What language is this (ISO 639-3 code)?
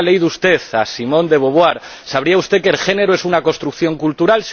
spa